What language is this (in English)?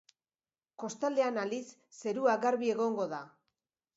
Basque